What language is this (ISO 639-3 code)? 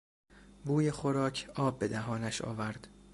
fas